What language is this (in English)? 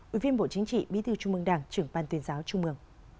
Vietnamese